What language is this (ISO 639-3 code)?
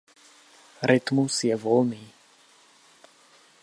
ces